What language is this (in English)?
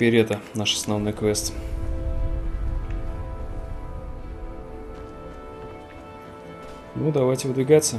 Russian